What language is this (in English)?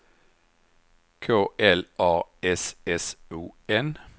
Swedish